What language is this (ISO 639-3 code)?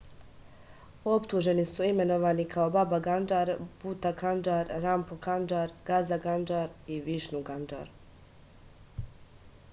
srp